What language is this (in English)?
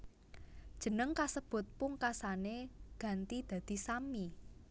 Javanese